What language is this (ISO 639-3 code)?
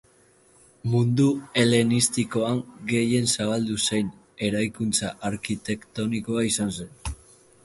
eus